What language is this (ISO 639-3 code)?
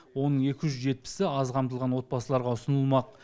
kaz